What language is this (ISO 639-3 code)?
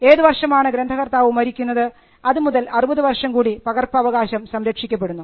mal